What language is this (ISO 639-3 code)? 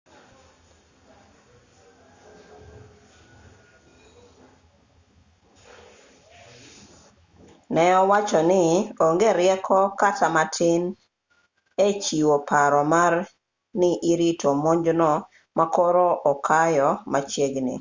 luo